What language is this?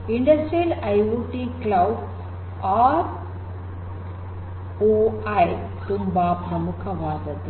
Kannada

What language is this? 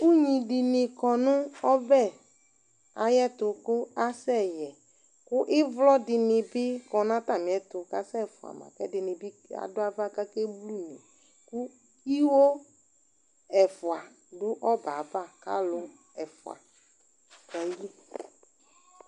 Ikposo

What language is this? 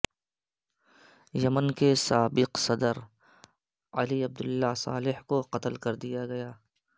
Urdu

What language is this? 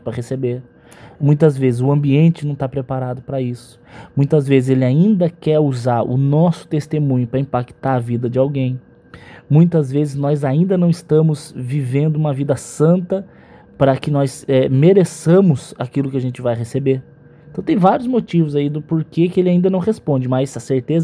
Portuguese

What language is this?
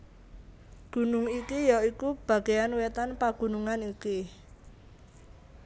Javanese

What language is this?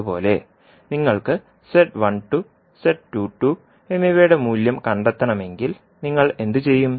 Malayalam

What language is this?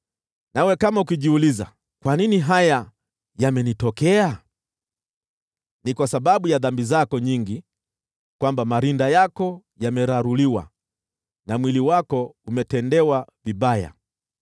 Swahili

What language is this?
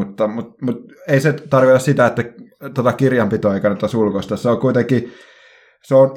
Finnish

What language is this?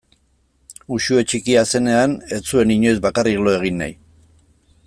Basque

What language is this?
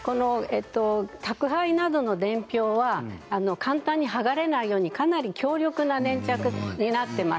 Japanese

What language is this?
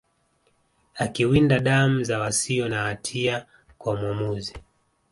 Swahili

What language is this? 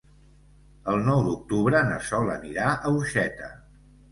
Catalan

